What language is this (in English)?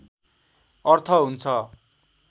Nepali